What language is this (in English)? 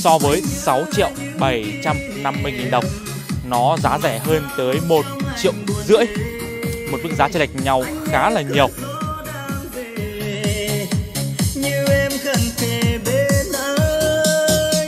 Vietnamese